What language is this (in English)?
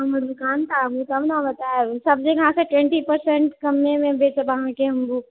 Maithili